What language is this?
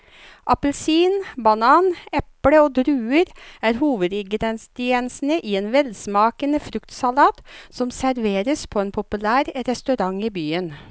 Norwegian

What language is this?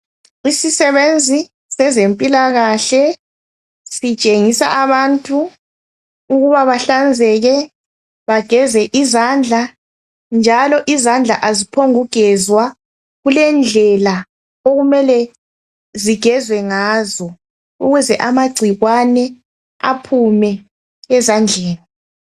North Ndebele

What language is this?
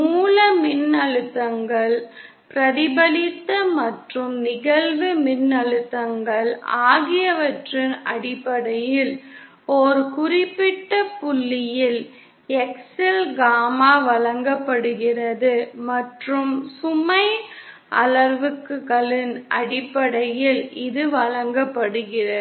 Tamil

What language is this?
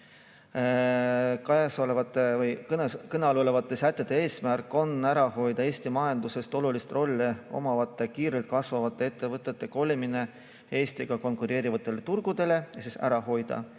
Estonian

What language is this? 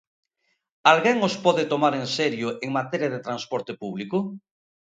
Galician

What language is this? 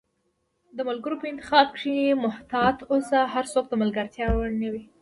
Pashto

